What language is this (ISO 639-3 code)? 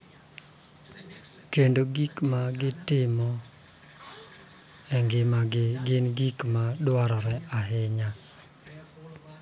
luo